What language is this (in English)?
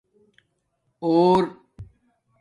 Domaaki